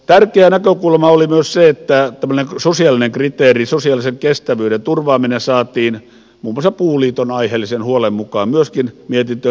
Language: Finnish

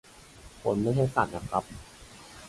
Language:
Thai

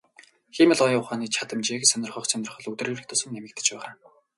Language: Mongolian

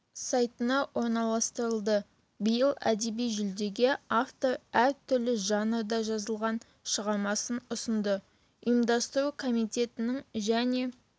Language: Kazakh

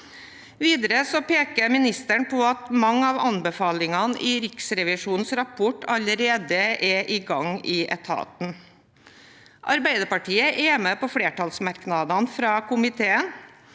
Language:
Norwegian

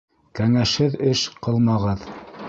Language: Bashkir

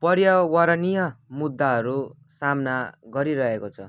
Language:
Nepali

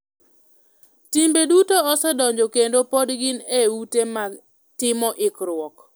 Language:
Luo (Kenya and Tanzania)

